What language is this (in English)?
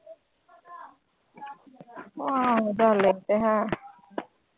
Punjabi